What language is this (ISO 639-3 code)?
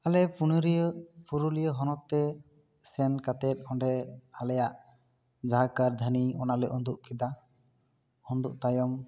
sat